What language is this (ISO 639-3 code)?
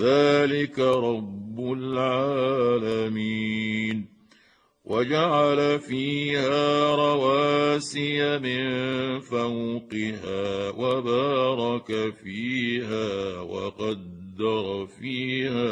ara